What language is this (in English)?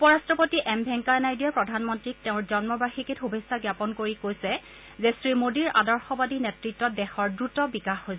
Assamese